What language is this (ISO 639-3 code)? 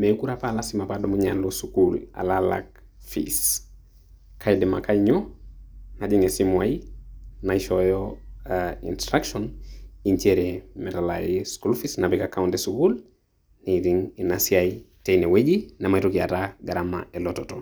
mas